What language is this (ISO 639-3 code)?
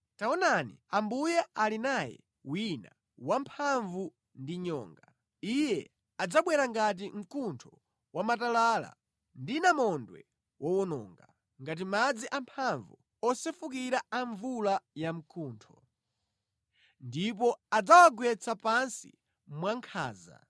nya